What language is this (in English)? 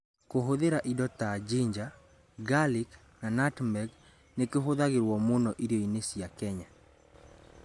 Kikuyu